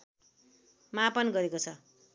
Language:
Nepali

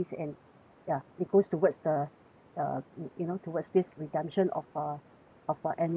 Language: English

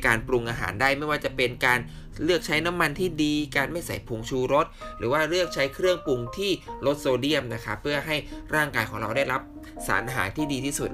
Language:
Thai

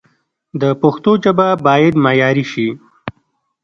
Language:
Pashto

